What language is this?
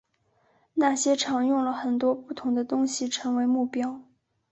Chinese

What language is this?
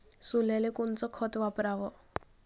Marathi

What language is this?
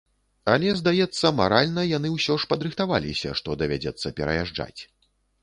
Belarusian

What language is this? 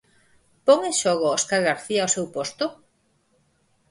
Galician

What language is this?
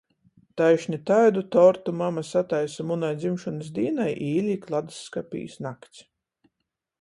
Latgalian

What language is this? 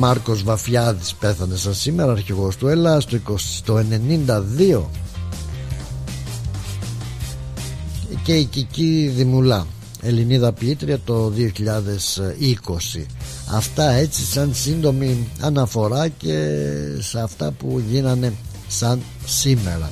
Greek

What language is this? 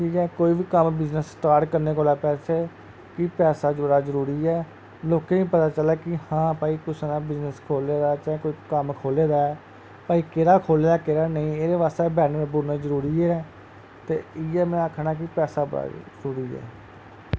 Dogri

